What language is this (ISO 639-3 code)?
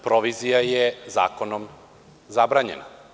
srp